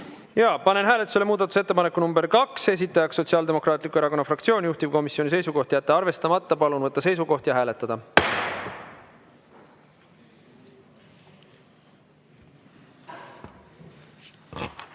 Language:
Estonian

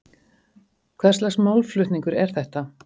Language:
Icelandic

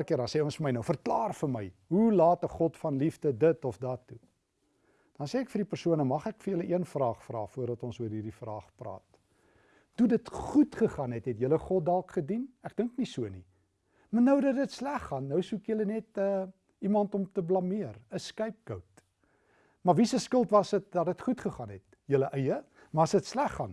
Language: Dutch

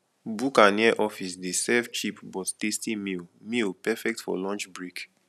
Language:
Nigerian Pidgin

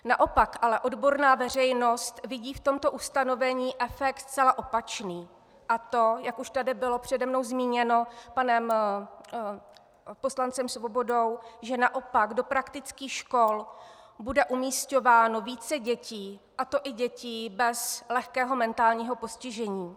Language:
Czech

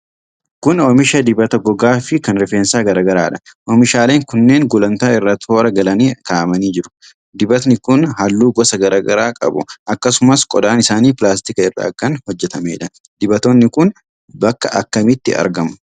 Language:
Oromo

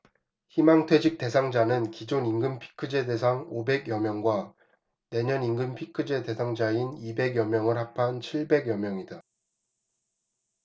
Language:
Korean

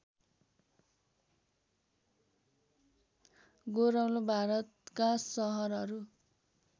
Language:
Nepali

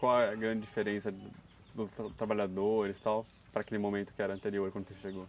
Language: Portuguese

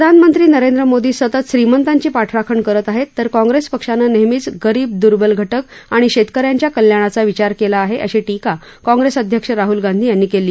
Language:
Marathi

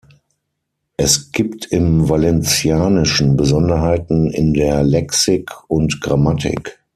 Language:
German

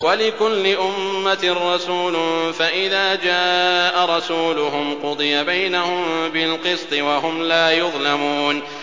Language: Arabic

